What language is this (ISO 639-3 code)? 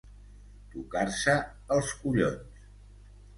cat